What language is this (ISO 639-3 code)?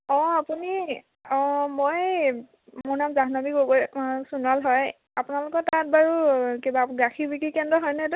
asm